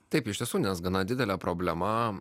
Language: Lithuanian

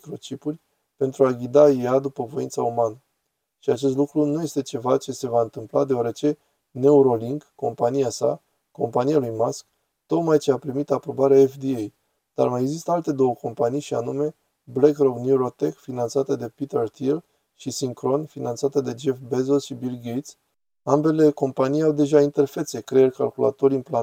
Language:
Romanian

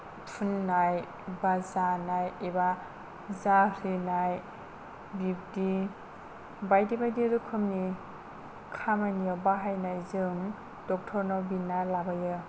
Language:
Bodo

